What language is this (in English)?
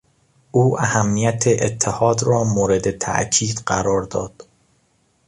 Persian